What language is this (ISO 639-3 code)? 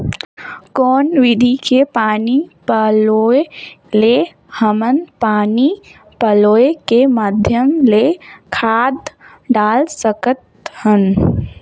hne